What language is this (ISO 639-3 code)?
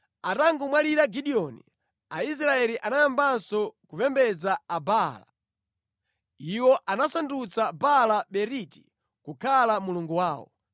nya